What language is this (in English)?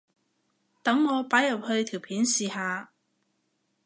Cantonese